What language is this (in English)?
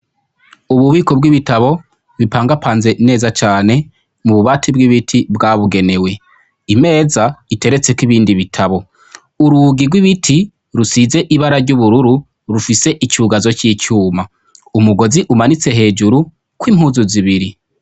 Rundi